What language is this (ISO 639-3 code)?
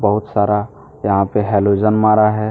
hin